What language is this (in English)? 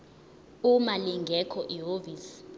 Zulu